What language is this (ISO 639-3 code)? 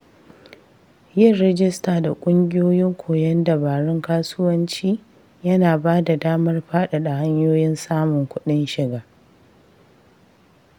hau